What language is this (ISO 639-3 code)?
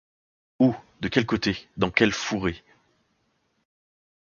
fra